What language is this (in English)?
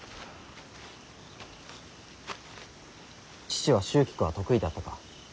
Japanese